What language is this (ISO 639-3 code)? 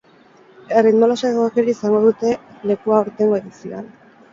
eus